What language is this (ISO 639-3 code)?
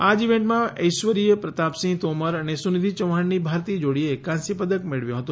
guj